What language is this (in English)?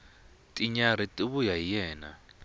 Tsonga